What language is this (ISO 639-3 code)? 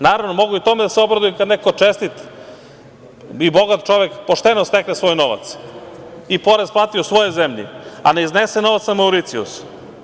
srp